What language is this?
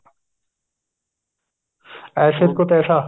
Punjabi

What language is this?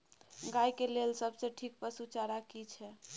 Maithili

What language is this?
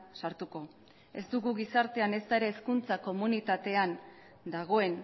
Basque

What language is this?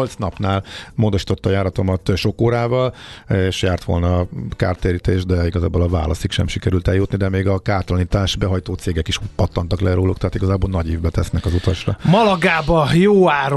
Hungarian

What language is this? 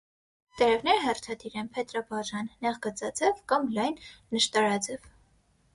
Armenian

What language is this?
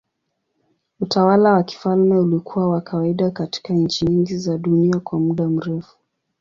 Swahili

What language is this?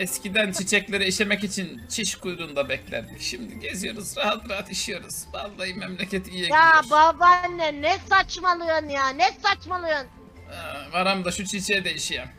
Turkish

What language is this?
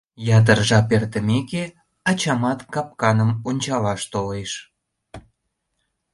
Mari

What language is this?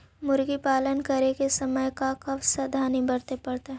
Magahi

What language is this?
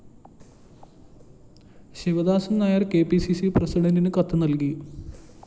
Malayalam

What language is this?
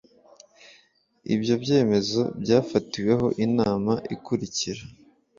Kinyarwanda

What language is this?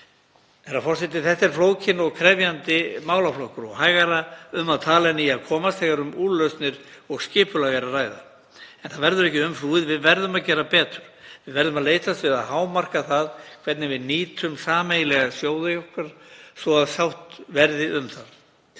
Icelandic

